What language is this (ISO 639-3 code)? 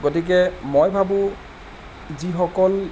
asm